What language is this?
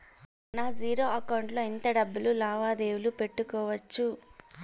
Telugu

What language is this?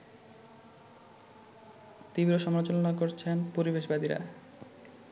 Bangla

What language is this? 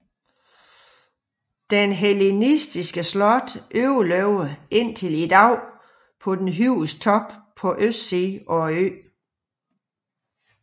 Danish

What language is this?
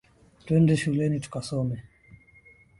Swahili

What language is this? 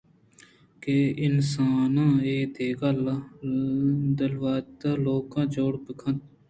Eastern Balochi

